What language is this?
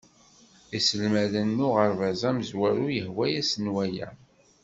Kabyle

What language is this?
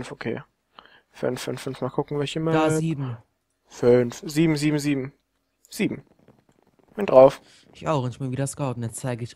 German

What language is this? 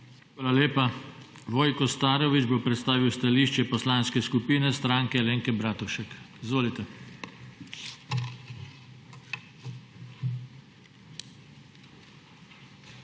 Slovenian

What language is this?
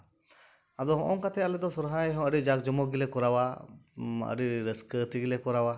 Santali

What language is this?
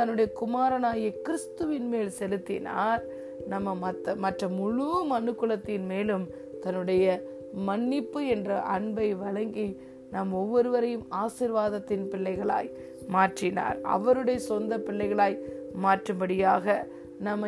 Tamil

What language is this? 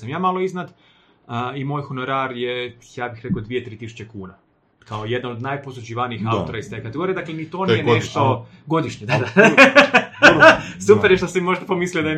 Croatian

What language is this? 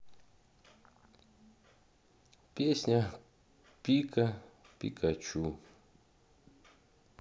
Russian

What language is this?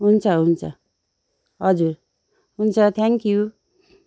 Nepali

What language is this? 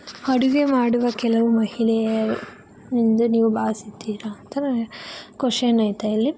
Kannada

